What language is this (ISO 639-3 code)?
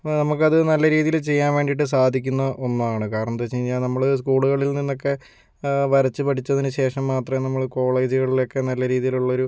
mal